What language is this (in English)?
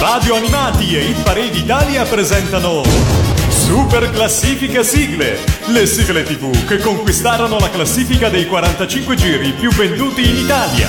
Italian